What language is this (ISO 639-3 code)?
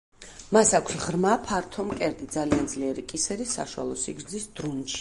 kat